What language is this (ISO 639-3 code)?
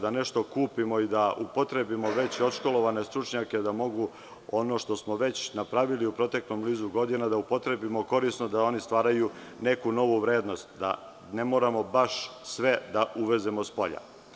srp